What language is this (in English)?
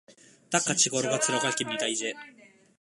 Korean